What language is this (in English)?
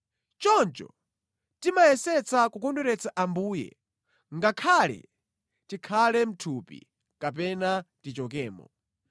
Nyanja